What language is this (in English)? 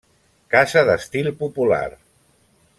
Catalan